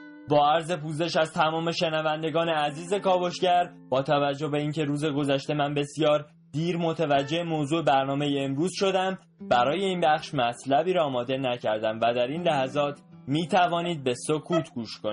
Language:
Persian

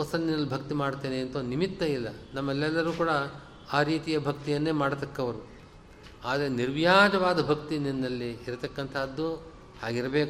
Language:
Kannada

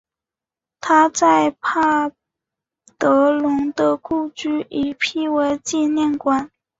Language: Chinese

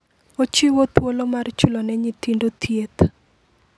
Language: Luo (Kenya and Tanzania)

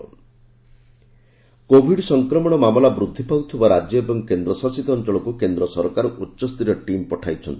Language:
Odia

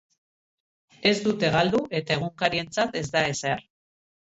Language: Basque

